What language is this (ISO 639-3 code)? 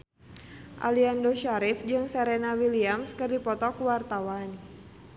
sun